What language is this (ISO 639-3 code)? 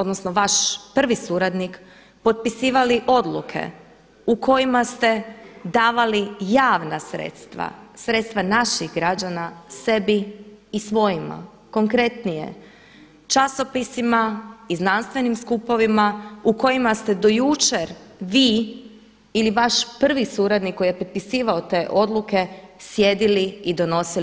hrv